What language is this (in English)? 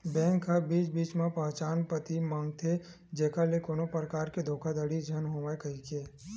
Chhattisgarhi